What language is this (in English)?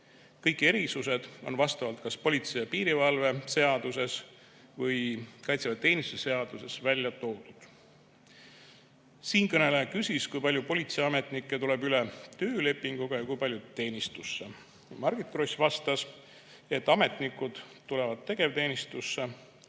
Estonian